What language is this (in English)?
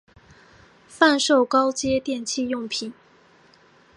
Chinese